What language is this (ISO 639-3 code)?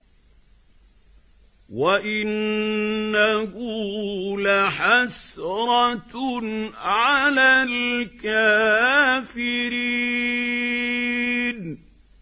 ara